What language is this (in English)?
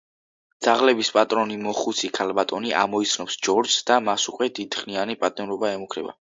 Georgian